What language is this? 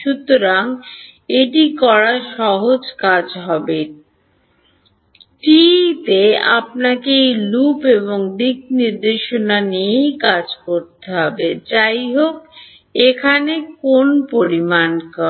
Bangla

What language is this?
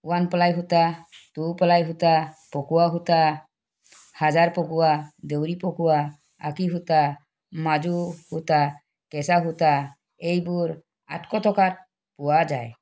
Assamese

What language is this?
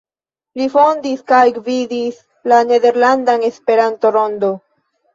Esperanto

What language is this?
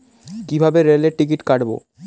Bangla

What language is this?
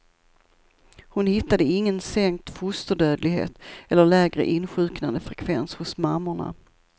Swedish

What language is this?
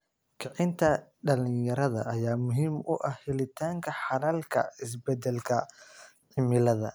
Somali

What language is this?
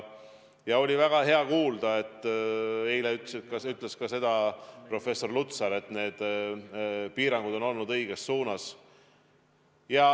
Estonian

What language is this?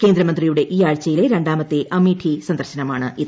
Malayalam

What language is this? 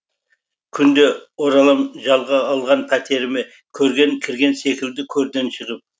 Kazakh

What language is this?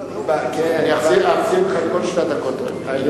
Hebrew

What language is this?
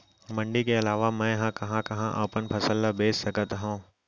Chhattisgarhi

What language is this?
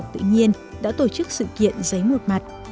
Vietnamese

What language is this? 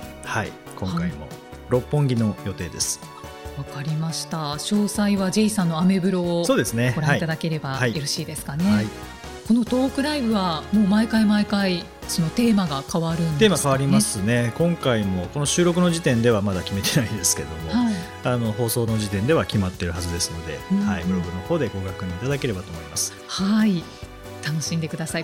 Japanese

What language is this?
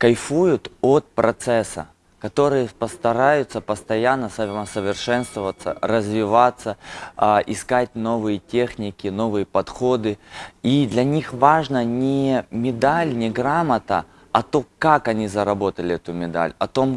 Russian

